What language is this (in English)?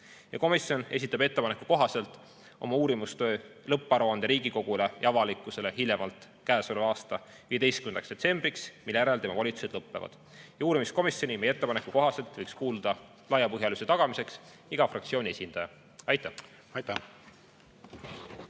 Estonian